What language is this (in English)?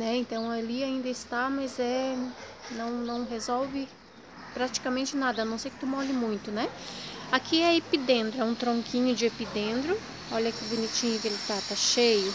Portuguese